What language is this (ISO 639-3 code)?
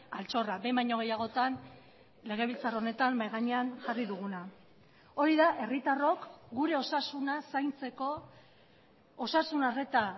eus